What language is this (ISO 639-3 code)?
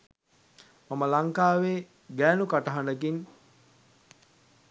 sin